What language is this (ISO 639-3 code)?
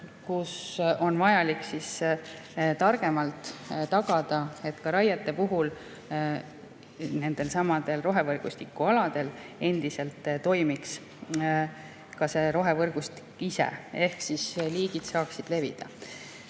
est